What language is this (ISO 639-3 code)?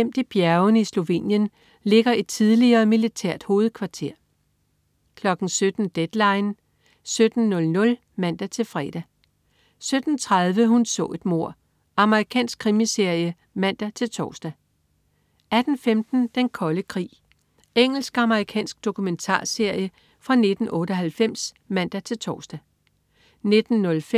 dan